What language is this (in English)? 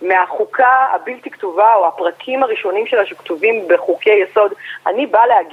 Hebrew